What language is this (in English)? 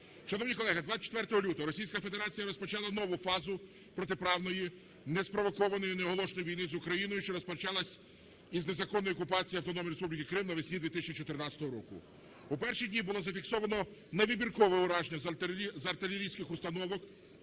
Ukrainian